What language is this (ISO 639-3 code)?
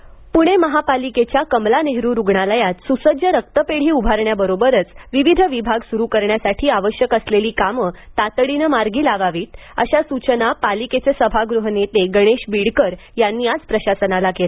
mar